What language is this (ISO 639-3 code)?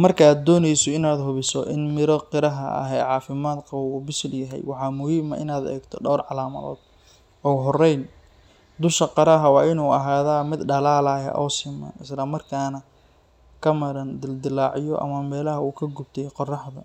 som